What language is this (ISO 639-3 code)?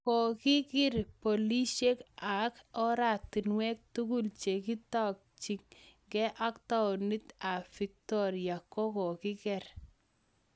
kln